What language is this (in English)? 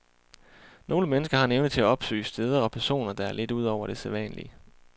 Danish